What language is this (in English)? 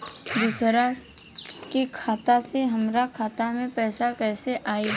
Bhojpuri